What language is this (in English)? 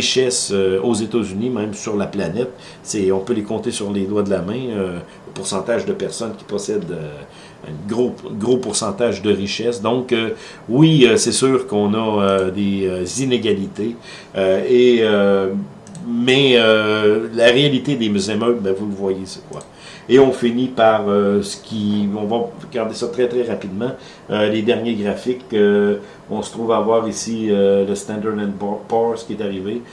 French